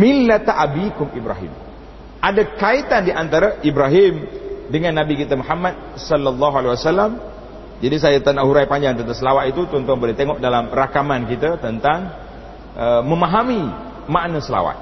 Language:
Malay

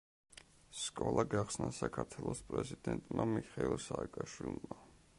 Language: Georgian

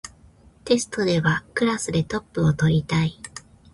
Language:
Japanese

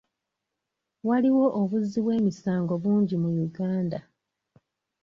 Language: Ganda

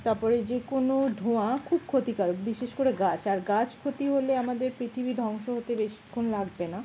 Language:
Bangla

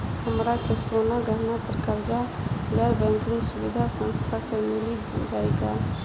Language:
Bhojpuri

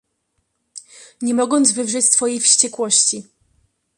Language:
Polish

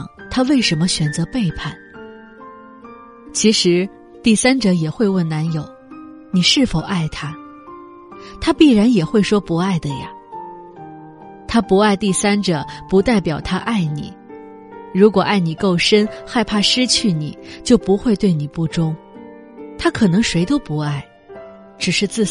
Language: Chinese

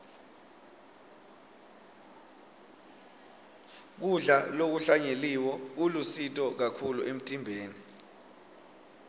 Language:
Swati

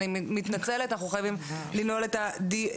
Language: Hebrew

